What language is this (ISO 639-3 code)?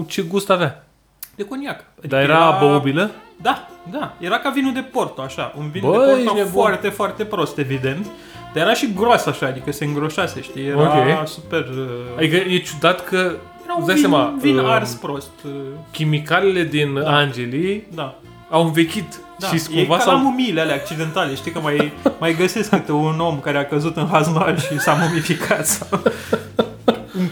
ron